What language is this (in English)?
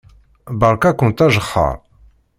Kabyle